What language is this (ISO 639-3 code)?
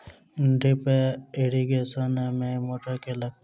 mai